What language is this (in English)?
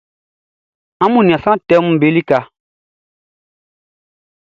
Baoulé